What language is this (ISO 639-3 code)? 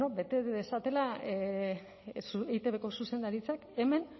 eus